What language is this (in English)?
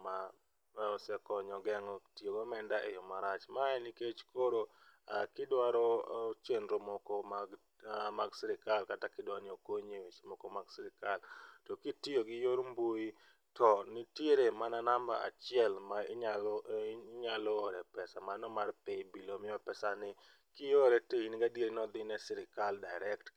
Luo (Kenya and Tanzania)